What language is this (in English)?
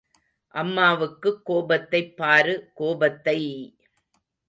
Tamil